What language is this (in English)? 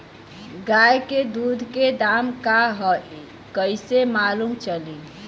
Bhojpuri